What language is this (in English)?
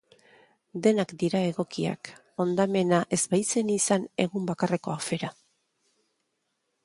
Basque